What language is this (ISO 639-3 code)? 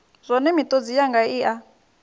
ven